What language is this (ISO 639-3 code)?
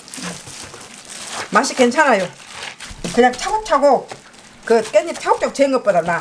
kor